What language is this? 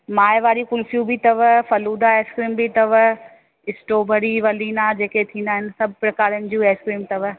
Sindhi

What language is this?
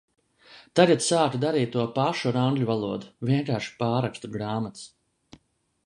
Latvian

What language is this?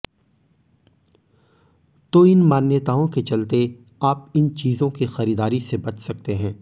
Hindi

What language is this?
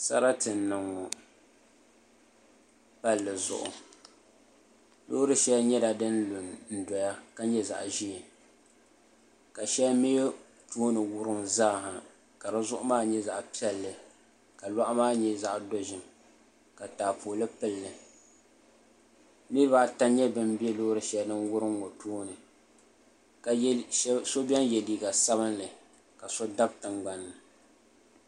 Dagbani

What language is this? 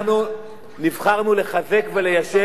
Hebrew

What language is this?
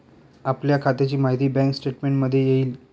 Marathi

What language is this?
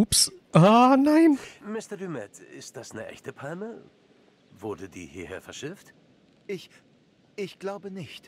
German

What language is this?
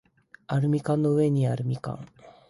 Japanese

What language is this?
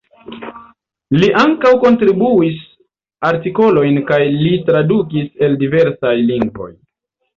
Esperanto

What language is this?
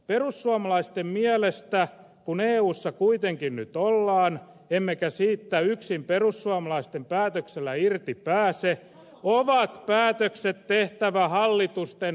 Finnish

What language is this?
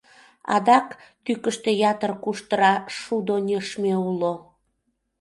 Mari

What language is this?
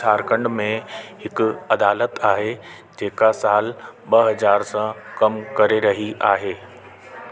Sindhi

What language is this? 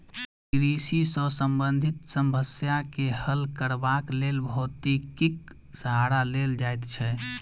Maithili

